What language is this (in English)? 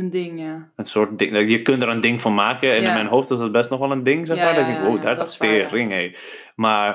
Dutch